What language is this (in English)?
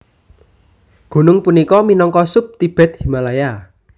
Javanese